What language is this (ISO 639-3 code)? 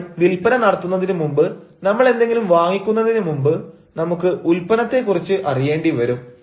mal